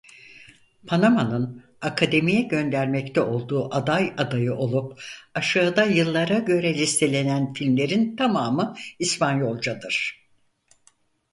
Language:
Turkish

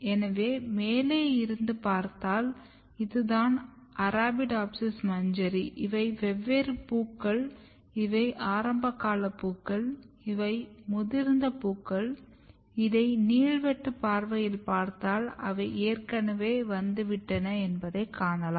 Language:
Tamil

